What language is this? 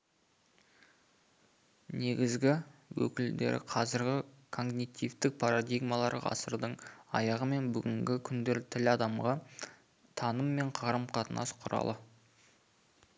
Kazakh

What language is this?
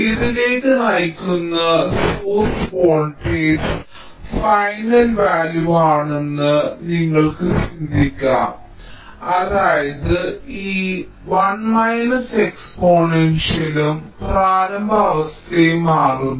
Malayalam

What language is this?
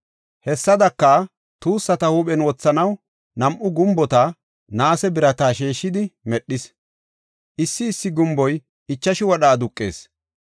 Gofa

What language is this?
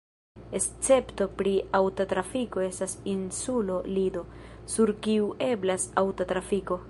Esperanto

